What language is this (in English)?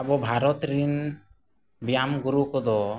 Santali